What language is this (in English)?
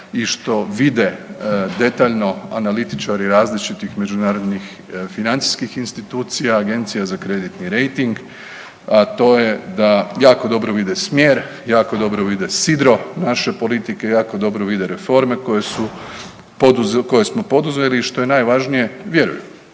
Croatian